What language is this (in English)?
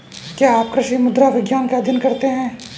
Hindi